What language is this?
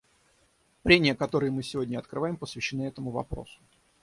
Russian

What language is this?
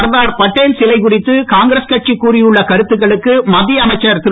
Tamil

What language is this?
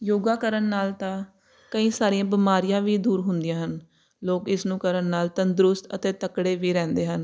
Punjabi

